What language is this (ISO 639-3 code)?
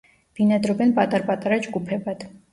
kat